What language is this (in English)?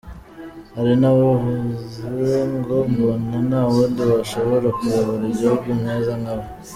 Kinyarwanda